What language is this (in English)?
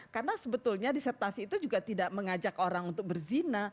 Indonesian